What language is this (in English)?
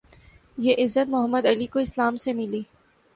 Urdu